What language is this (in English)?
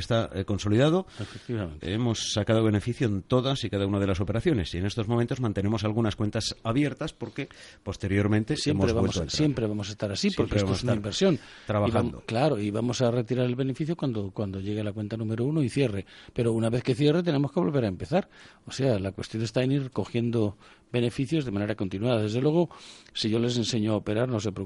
Spanish